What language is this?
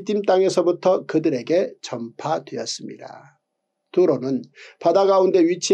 Korean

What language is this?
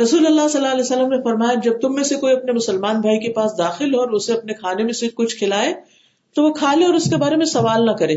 Urdu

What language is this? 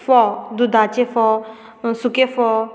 Konkani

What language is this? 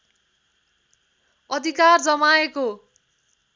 Nepali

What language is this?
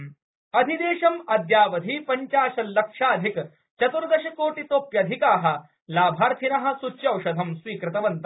Sanskrit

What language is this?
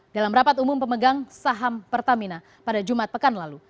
Indonesian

